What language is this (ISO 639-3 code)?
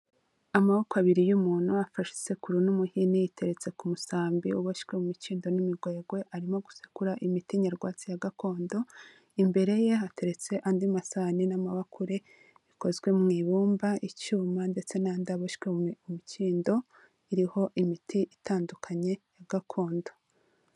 kin